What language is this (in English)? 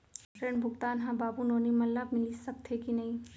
Chhattisgarhi